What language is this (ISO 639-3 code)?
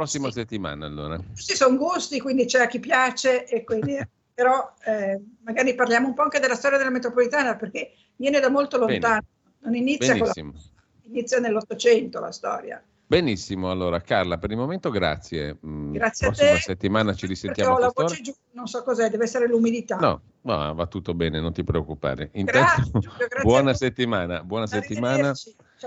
ita